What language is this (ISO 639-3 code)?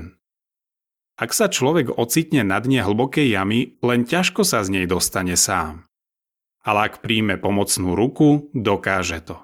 slk